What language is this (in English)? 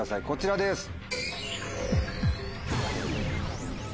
Japanese